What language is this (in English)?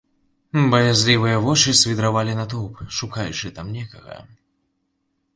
Belarusian